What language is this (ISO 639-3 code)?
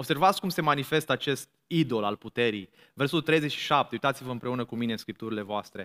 ron